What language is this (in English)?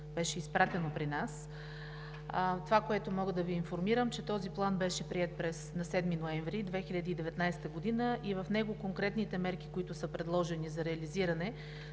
Bulgarian